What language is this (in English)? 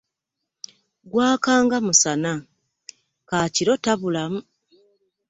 Ganda